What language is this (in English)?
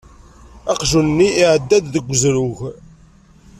Kabyle